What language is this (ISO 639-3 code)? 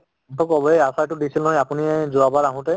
asm